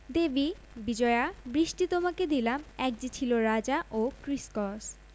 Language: Bangla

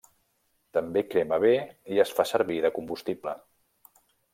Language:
Catalan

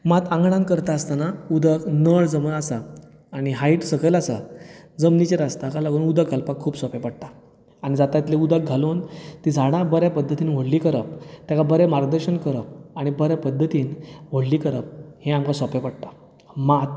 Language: Konkani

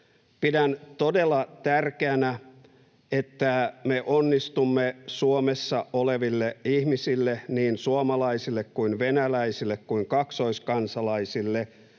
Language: Finnish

